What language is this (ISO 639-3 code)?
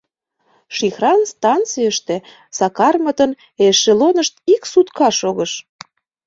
chm